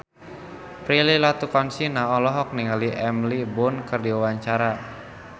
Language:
Sundanese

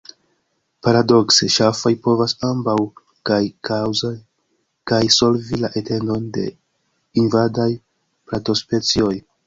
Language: Esperanto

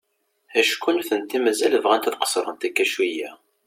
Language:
Kabyle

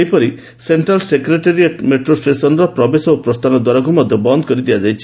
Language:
Odia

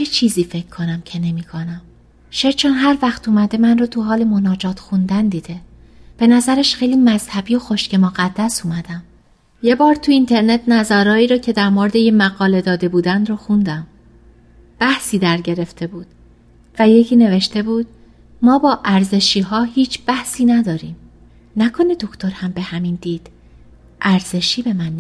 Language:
Persian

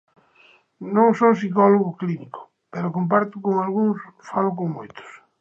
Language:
Galician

